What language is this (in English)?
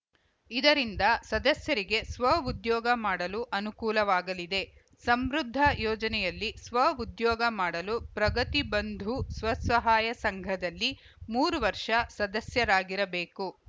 Kannada